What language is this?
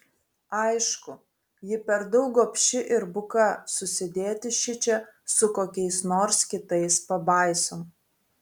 Lithuanian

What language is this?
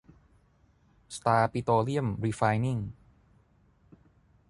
Thai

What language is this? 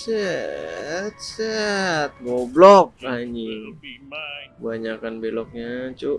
Indonesian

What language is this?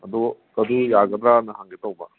Manipuri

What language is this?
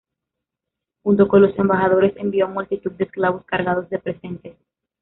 Spanish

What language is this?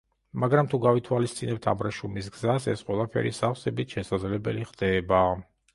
Georgian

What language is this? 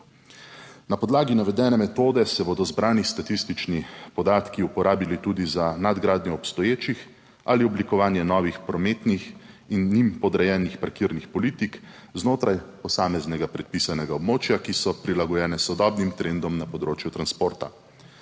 Slovenian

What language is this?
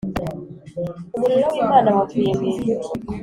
Kinyarwanda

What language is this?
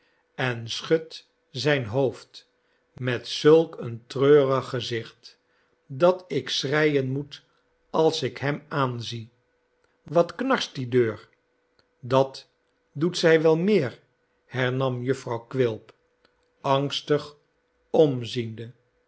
Dutch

